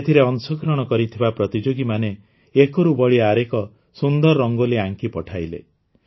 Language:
Odia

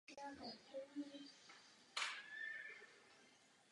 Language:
Czech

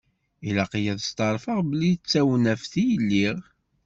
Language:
Kabyle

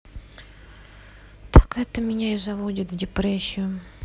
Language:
Russian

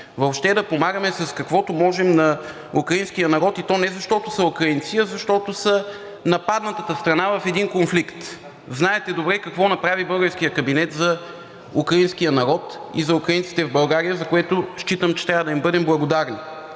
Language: Bulgarian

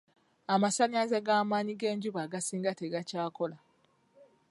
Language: Ganda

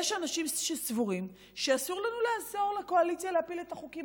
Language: Hebrew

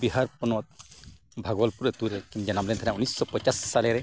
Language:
Santali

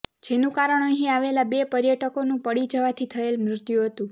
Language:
Gujarati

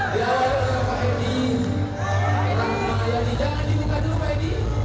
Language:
Indonesian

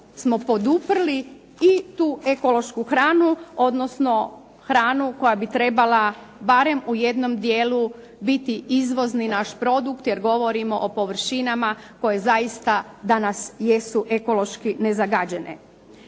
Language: Croatian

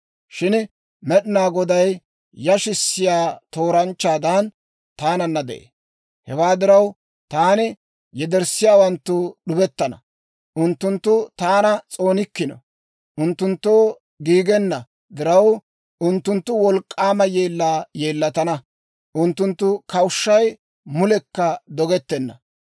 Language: Dawro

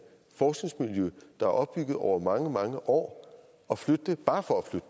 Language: Danish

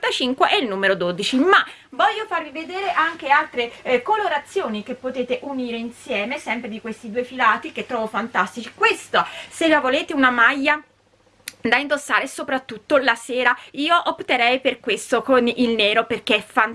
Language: Italian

